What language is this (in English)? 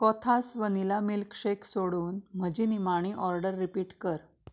Konkani